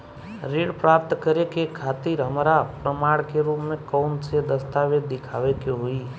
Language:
Bhojpuri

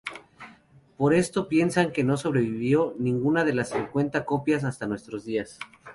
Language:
Spanish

